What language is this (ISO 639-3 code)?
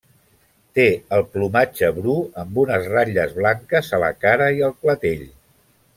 cat